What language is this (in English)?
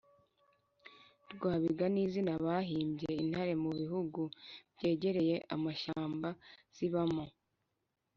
Kinyarwanda